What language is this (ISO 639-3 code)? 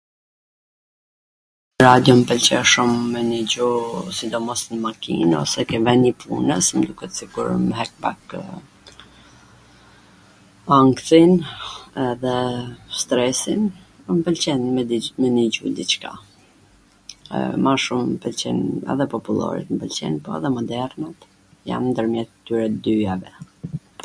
aln